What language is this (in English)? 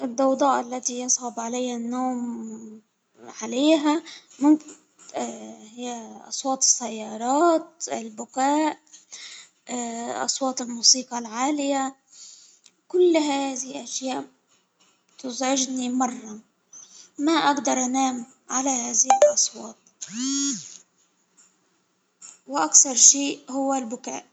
Hijazi Arabic